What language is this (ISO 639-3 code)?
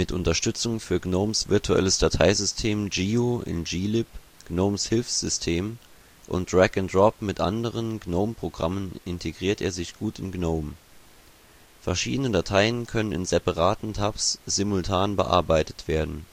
deu